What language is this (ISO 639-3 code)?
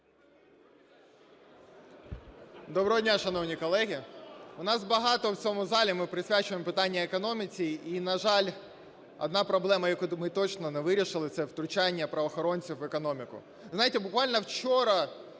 ukr